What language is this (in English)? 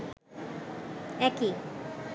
Bangla